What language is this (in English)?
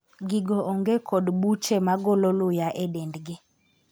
Luo (Kenya and Tanzania)